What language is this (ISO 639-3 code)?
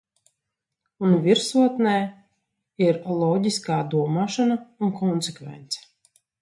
lav